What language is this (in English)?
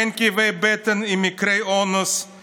Hebrew